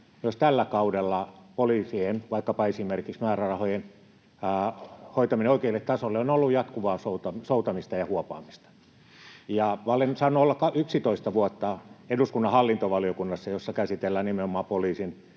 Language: Finnish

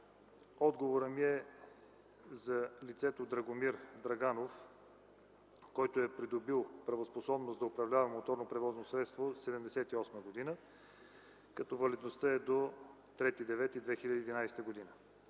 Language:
Bulgarian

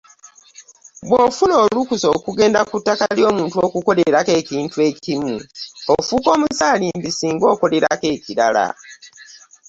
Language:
Ganda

